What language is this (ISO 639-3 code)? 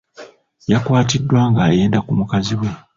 lug